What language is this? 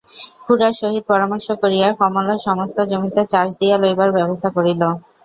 Bangla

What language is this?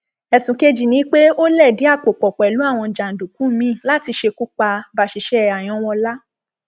Yoruba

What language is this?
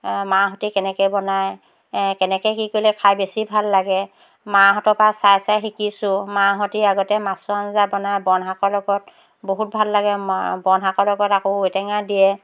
Assamese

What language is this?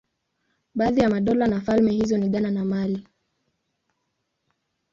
Swahili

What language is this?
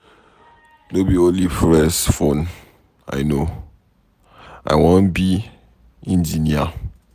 Nigerian Pidgin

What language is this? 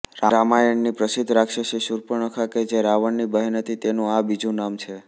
Gujarati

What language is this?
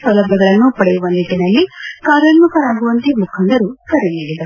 Kannada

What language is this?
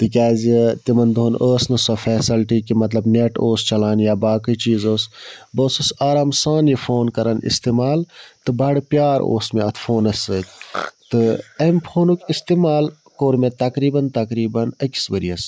Kashmiri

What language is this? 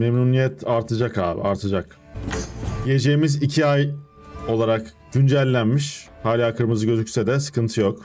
Turkish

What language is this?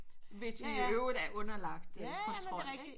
Danish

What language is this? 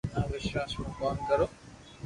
Loarki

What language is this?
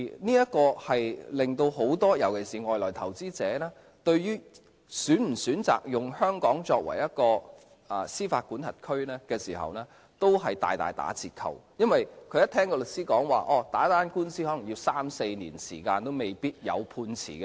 Cantonese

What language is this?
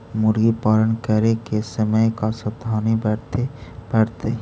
Magahi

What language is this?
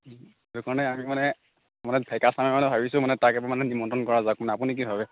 Assamese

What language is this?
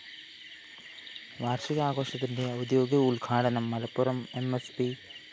Malayalam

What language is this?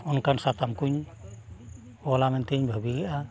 Santali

